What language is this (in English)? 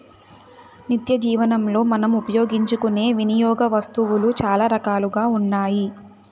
Telugu